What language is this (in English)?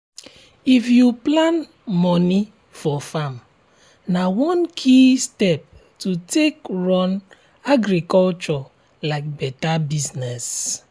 Nigerian Pidgin